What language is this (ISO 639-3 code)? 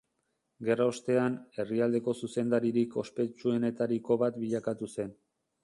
eus